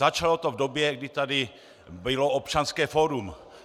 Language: Czech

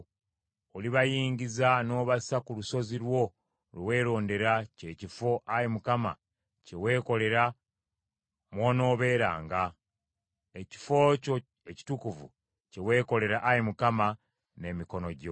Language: Ganda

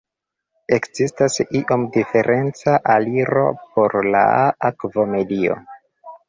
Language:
Esperanto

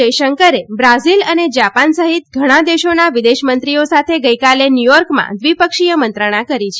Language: Gujarati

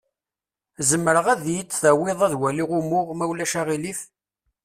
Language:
Kabyle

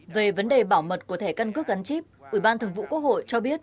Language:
Vietnamese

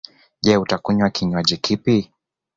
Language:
Swahili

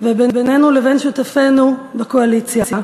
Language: Hebrew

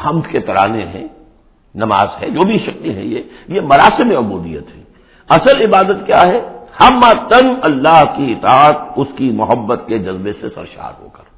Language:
Urdu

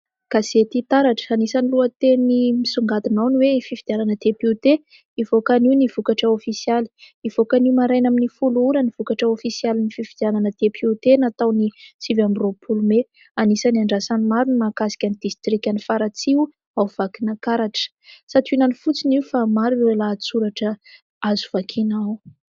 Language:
Malagasy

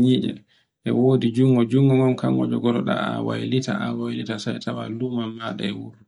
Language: Borgu Fulfulde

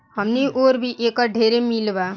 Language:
Bhojpuri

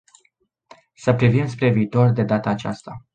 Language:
Romanian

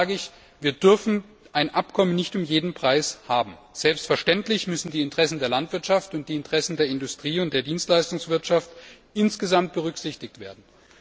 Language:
German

